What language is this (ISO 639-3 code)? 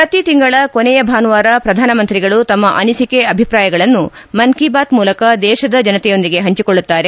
kan